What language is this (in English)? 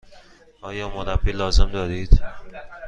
Persian